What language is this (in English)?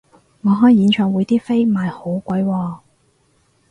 Cantonese